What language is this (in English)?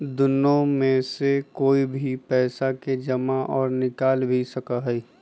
Magahi